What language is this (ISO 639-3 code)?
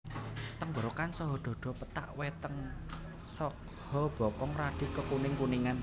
jav